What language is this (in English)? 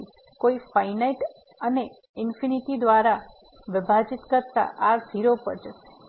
Gujarati